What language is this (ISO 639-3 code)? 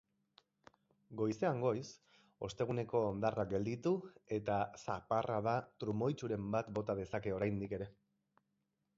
eus